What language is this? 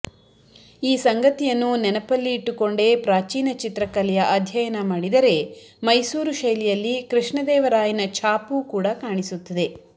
Kannada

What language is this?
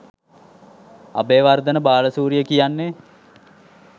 Sinhala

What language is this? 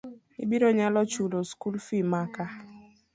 Luo (Kenya and Tanzania)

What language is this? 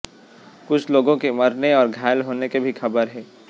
Hindi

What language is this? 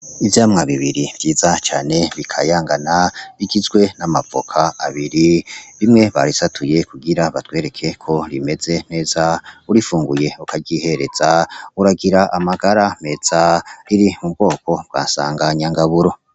Rundi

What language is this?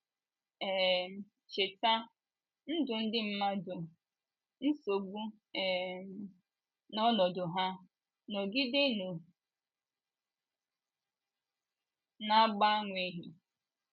Igbo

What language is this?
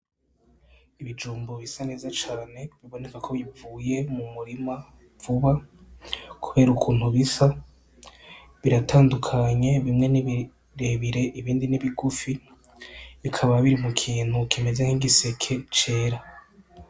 Rundi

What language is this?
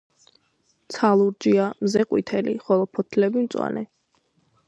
Georgian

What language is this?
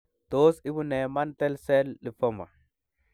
Kalenjin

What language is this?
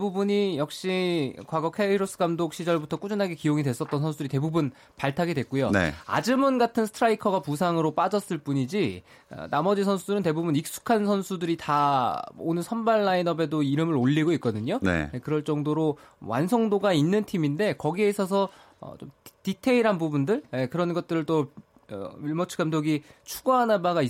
Korean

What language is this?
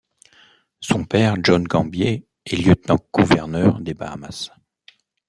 French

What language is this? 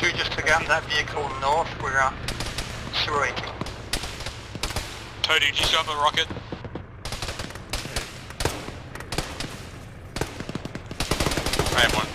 English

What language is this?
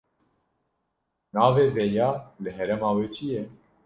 Kurdish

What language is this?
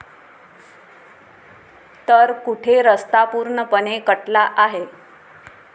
Marathi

